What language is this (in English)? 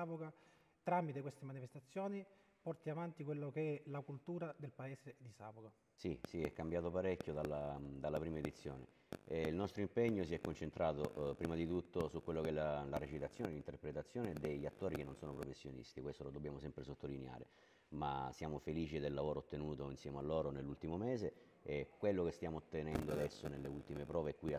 Italian